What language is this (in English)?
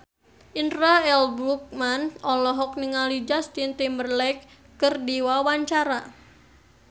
Sundanese